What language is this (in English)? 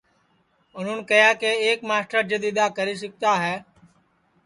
Sansi